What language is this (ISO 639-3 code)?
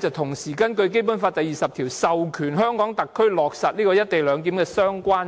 yue